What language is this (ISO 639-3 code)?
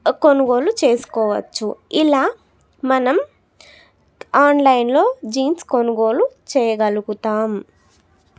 tel